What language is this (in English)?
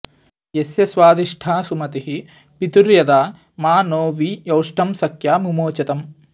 Sanskrit